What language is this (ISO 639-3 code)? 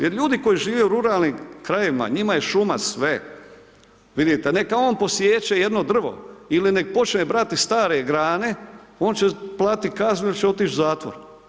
hrv